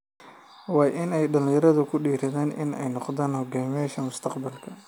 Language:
Somali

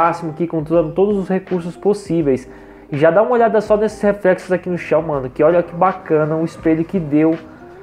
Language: Portuguese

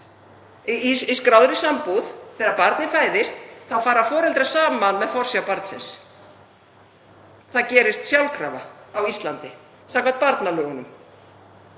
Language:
Icelandic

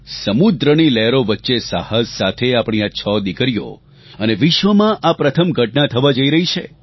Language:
Gujarati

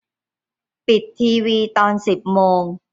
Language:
Thai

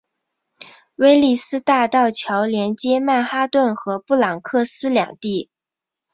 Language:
Chinese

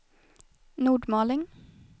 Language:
Swedish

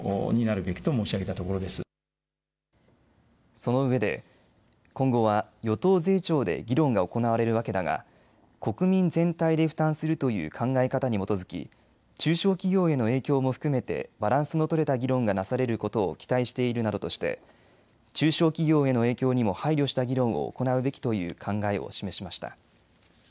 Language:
Japanese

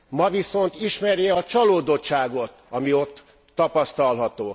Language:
Hungarian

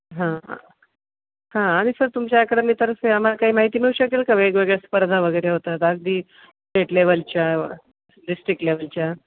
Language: Marathi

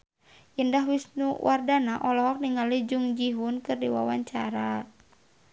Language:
Sundanese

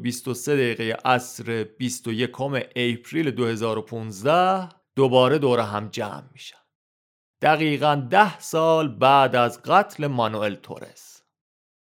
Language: Persian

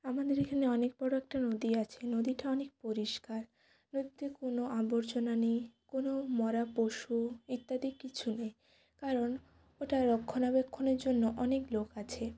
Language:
Bangla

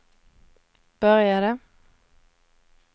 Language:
Swedish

